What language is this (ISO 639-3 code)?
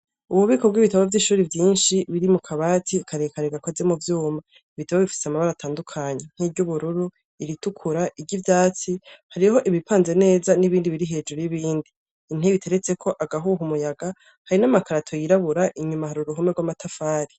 run